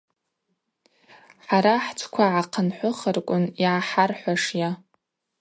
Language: Abaza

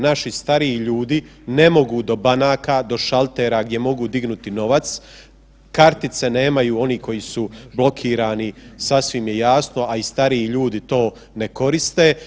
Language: Croatian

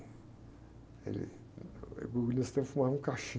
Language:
Portuguese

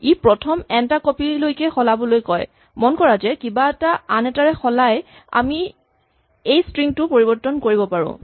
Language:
Assamese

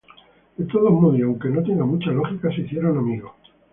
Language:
Spanish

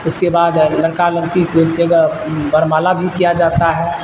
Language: Urdu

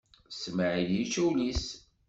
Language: Kabyle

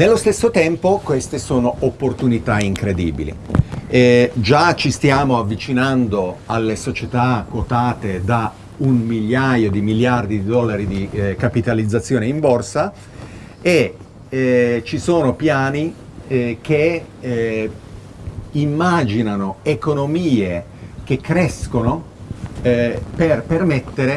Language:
Italian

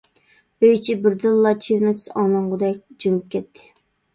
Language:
Uyghur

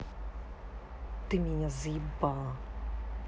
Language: Russian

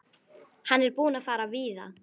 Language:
Icelandic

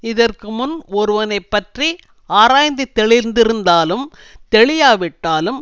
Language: Tamil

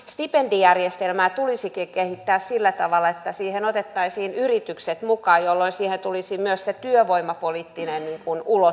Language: Finnish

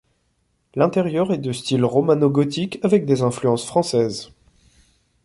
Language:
French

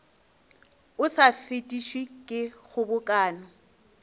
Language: Northern Sotho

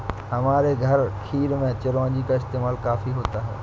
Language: Hindi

